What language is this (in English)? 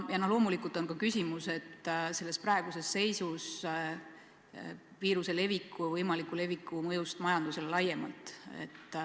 Estonian